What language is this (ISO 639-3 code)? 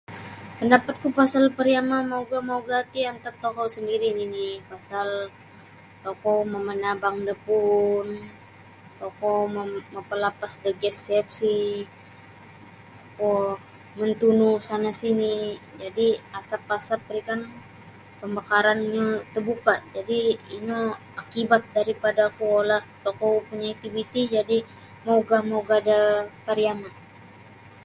bsy